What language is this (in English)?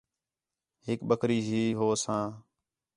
Khetrani